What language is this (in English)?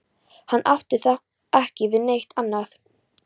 Icelandic